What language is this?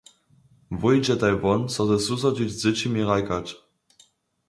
Upper Sorbian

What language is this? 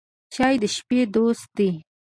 Pashto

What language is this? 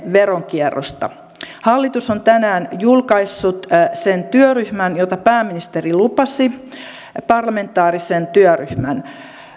Finnish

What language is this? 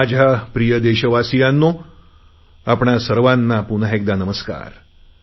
Marathi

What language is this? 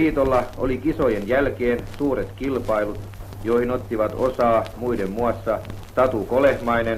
Finnish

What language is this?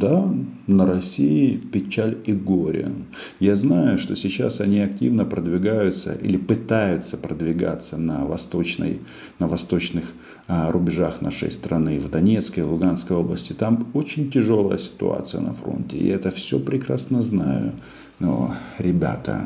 Russian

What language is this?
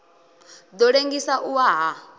Venda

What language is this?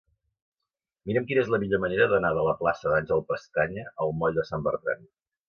Catalan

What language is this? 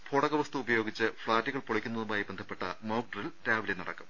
Malayalam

